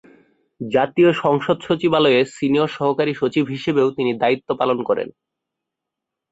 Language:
Bangla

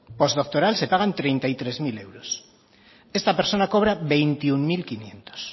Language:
Spanish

